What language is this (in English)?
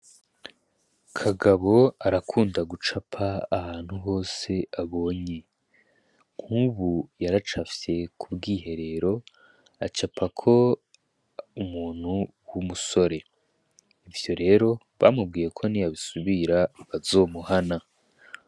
Rundi